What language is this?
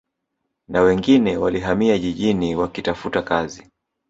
Swahili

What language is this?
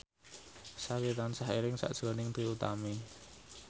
Javanese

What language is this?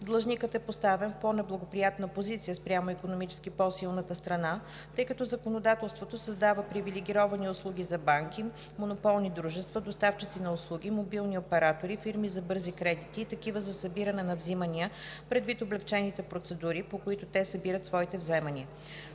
Bulgarian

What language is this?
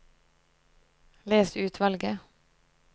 Norwegian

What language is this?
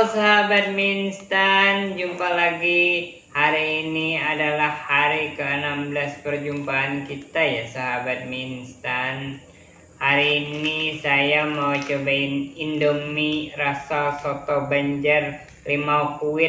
Indonesian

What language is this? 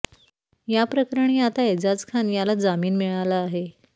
Marathi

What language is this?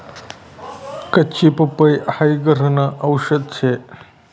Marathi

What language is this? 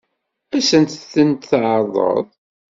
Kabyle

